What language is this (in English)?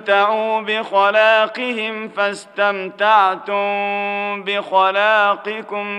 Arabic